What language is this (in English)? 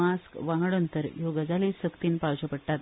Konkani